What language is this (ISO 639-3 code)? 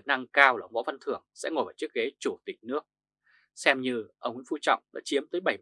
vie